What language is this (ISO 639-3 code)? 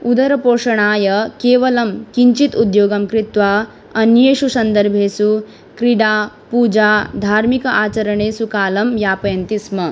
san